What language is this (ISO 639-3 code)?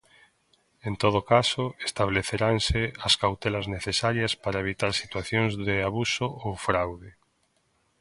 glg